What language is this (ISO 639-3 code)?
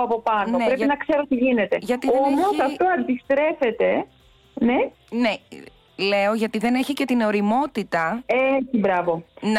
ell